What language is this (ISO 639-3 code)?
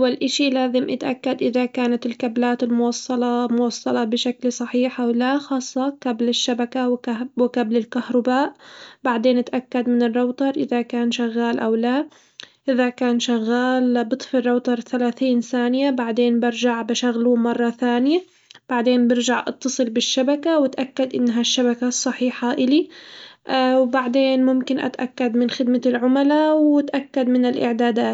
acw